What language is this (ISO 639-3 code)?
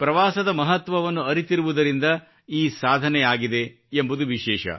kan